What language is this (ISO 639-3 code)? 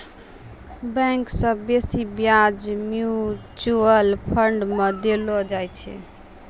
mai